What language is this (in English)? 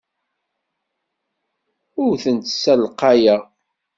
Kabyle